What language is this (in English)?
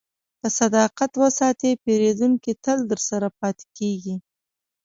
Pashto